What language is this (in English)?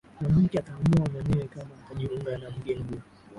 Swahili